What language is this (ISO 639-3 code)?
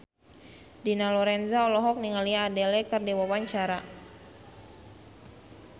sun